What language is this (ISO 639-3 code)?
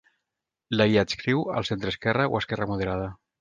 cat